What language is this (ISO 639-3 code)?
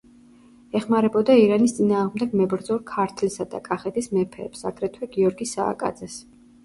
kat